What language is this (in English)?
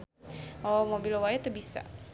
Sundanese